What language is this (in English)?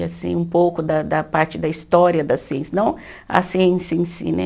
Portuguese